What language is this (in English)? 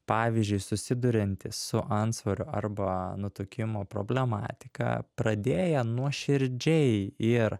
Lithuanian